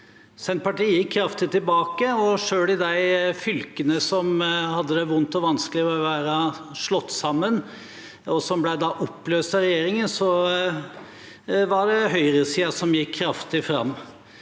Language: Norwegian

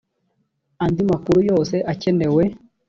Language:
Kinyarwanda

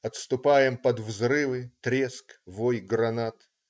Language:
Russian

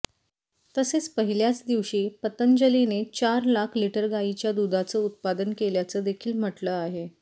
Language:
Marathi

